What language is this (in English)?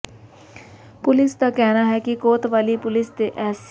Punjabi